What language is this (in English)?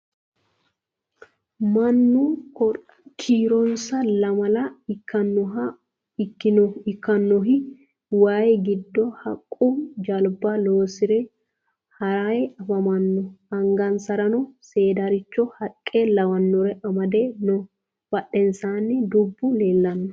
Sidamo